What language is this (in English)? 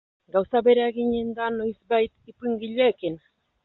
Basque